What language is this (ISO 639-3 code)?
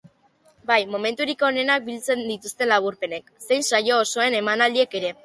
eus